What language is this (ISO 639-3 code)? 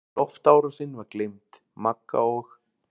isl